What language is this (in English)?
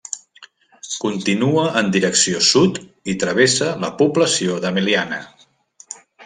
Catalan